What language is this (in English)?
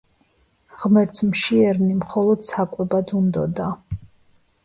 Georgian